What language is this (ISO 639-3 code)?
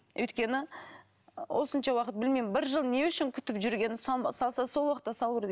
kaz